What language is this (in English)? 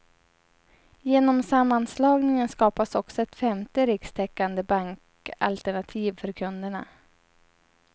Swedish